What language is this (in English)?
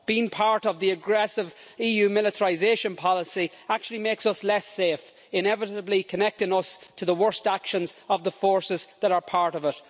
English